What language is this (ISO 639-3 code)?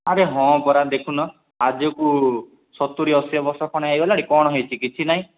ori